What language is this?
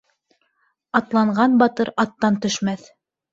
Bashkir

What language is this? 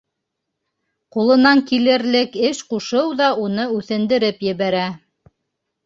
Bashkir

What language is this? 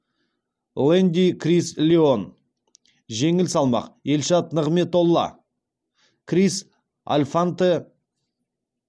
Kazakh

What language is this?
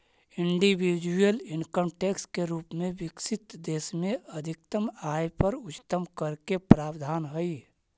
Magahi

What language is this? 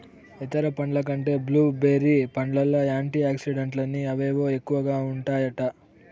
Telugu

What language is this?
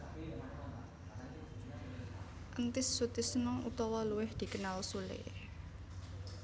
Javanese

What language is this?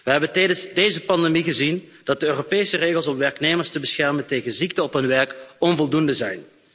Dutch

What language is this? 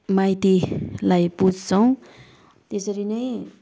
Nepali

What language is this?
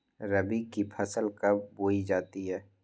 Magahi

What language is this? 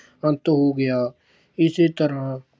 Punjabi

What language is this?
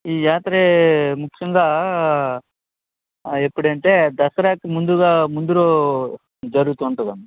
Telugu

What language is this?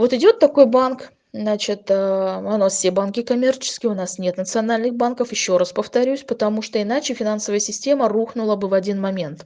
Russian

